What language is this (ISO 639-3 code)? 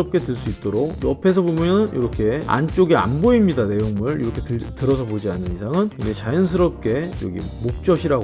kor